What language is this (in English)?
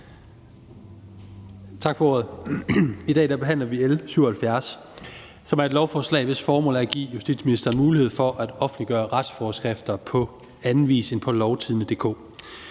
Danish